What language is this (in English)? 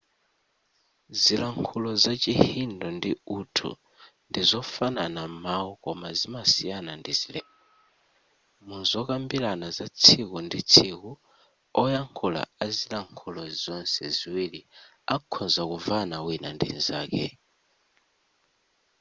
Nyanja